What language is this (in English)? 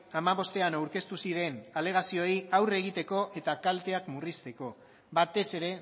Basque